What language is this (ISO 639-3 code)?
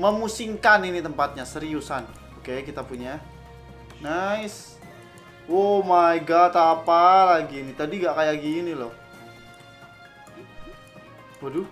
ind